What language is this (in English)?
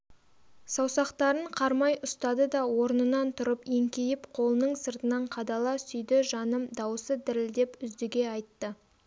Kazakh